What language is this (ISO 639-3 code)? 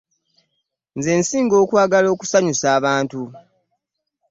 lug